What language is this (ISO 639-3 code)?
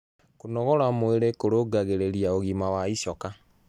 kik